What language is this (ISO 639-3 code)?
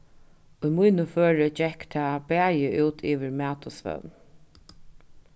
fao